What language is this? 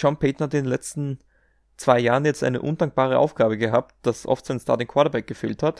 German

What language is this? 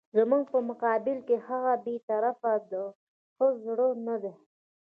Pashto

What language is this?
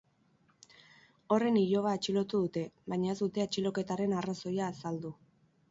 Basque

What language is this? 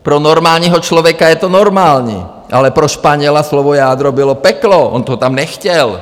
Czech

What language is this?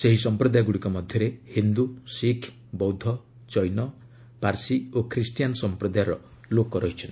Odia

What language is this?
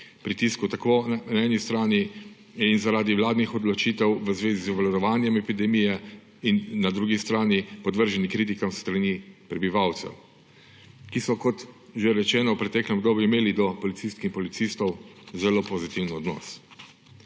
Slovenian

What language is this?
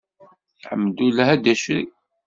Kabyle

